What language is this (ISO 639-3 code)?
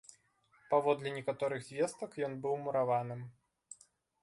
bel